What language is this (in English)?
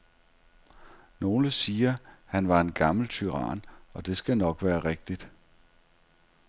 Danish